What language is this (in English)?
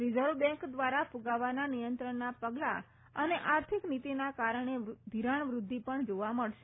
Gujarati